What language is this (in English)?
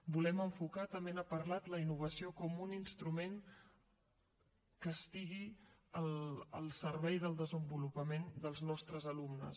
Catalan